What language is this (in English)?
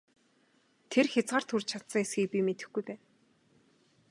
Mongolian